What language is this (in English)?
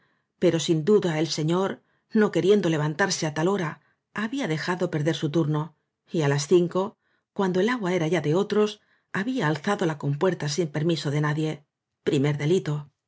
Spanish